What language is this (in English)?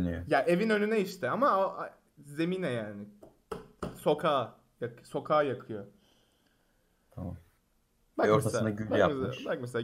Turkish